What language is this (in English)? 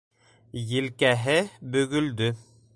Bashkir